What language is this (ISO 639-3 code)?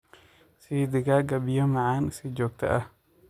som